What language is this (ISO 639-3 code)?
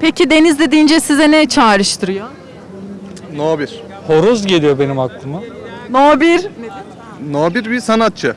tur